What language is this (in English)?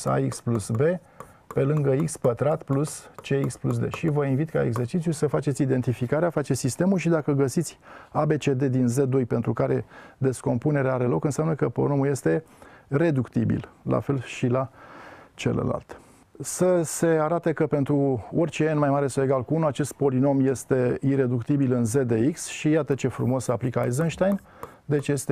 Romanian